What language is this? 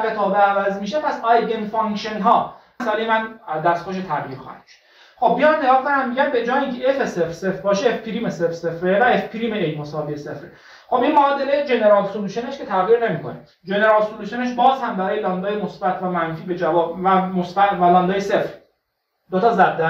Persian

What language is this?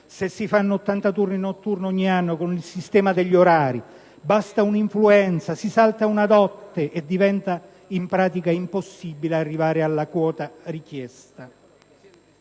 Italian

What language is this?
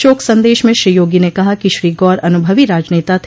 Hindi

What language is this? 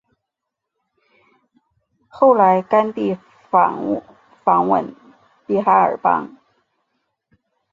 Chinese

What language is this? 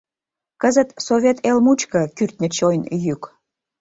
Mari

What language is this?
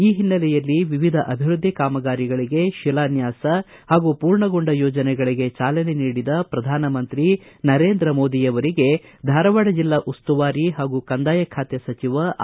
Kannada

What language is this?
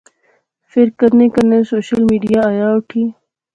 Pahari-Potwari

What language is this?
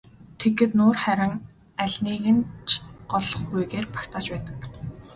Mongolian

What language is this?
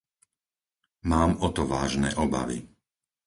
Slovak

